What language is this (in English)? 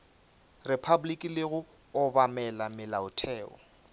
Northern Sotho